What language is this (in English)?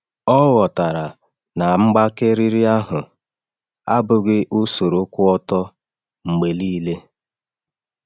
Igbo